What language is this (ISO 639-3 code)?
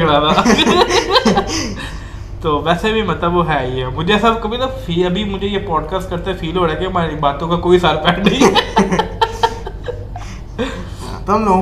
urd